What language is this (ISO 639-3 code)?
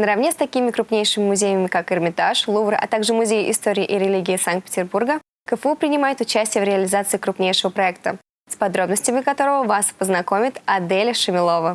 rus